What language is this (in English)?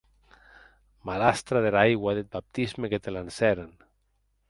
Occitan